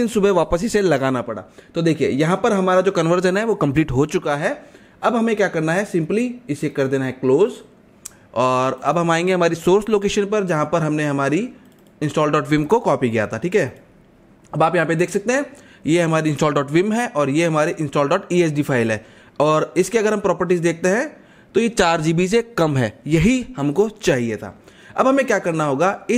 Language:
Hindi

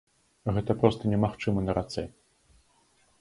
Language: Belarusian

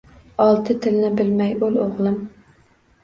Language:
Uzbek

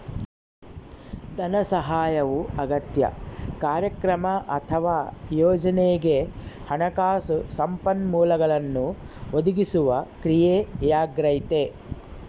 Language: Kannada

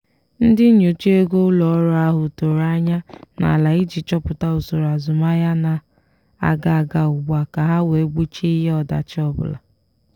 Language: Igbo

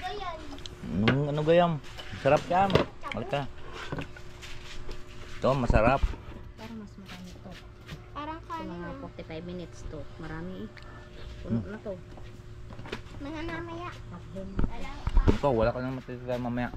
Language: Filipino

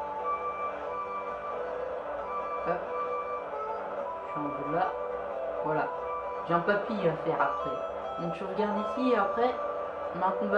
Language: French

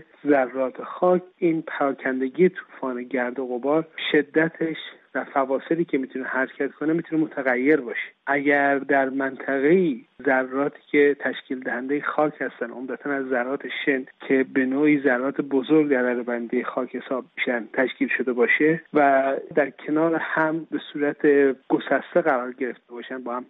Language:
Persian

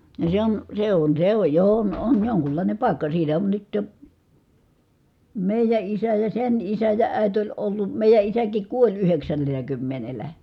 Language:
Finnish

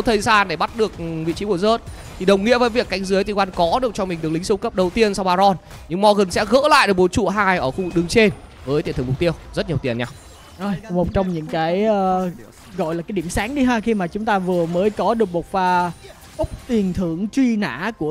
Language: Vietnamese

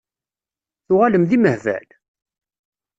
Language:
Kabyle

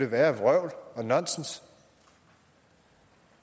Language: Danish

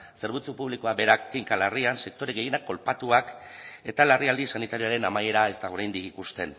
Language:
Basque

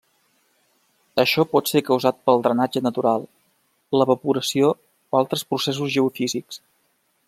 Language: Catalan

